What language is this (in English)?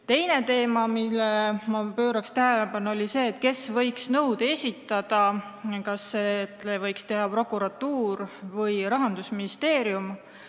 Estonian